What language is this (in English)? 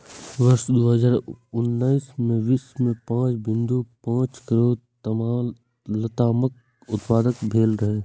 Maithili